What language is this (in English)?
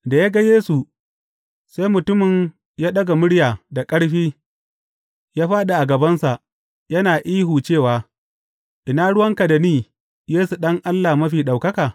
Hausa